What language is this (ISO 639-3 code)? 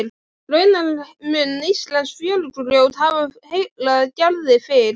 isl